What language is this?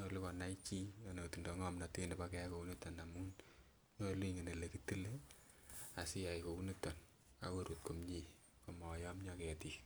Kalenjin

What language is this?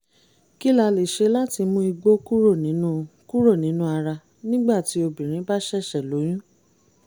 Yoruba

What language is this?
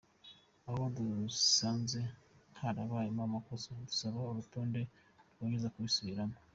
Kinyarwanda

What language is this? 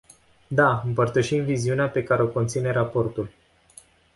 Romanian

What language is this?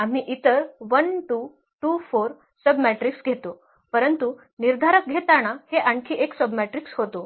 Marathi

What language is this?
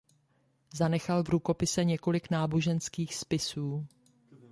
Czech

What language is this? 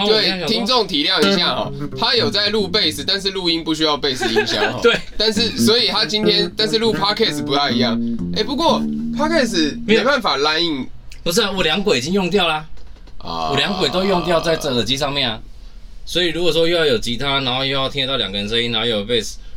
Chinese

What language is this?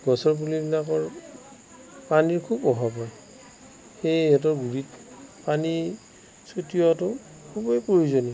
Assamese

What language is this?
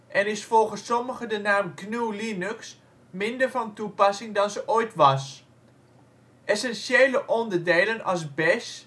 Dutch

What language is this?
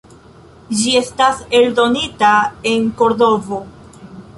Esperanto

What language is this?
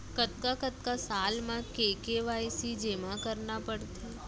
Chhattisgarhi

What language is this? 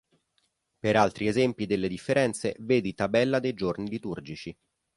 Italian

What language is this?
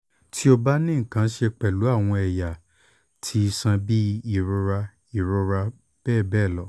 Yoruba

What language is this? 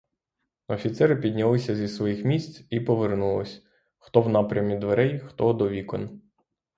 Ukrainian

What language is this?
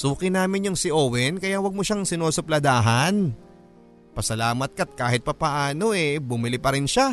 Filipino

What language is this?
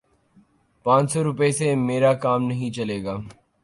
Urdu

